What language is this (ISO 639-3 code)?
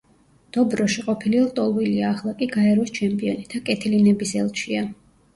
kat